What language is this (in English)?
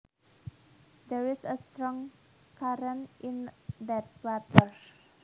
Javanese